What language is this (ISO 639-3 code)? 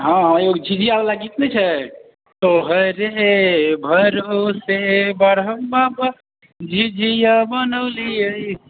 mai